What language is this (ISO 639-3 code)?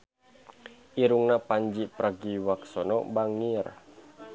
sun